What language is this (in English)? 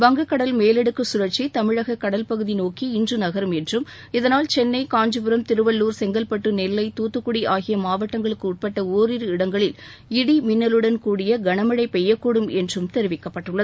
Tamil